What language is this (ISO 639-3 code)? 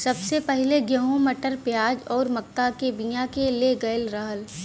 bho